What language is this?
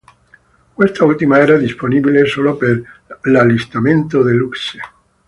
Italian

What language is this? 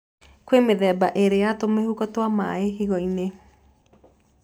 Kikuyu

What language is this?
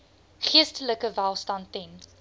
Afrikaans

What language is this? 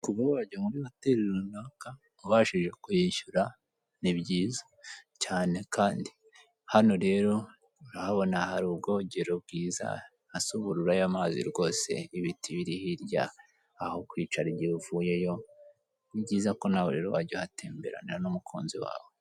Kinyarwanda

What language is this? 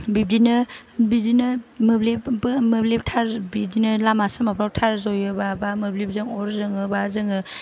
Bodo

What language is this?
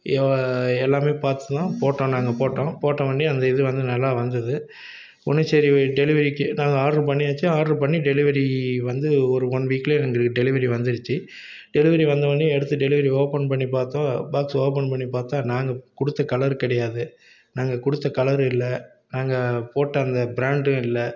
Tamil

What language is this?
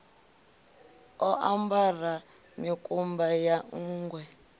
Venda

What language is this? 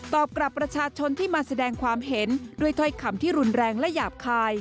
Thai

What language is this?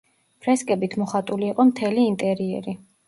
Georgian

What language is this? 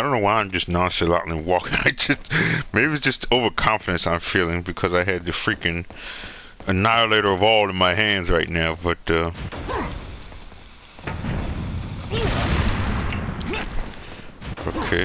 English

